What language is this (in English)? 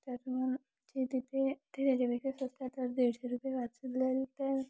Marathi